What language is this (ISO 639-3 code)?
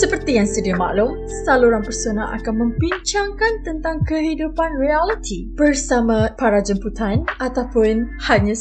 msa